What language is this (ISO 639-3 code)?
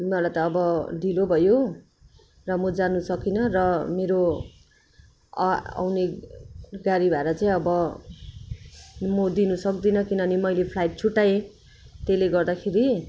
nep